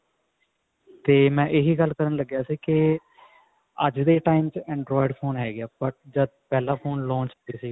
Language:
Punjabi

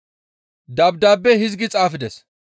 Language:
Gamo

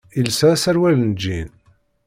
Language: Kabyle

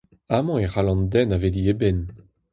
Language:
Breton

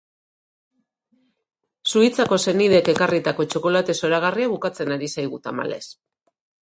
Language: Basque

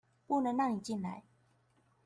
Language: Chinese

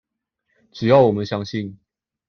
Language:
Chinese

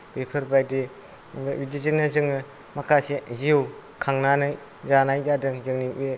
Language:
Bodo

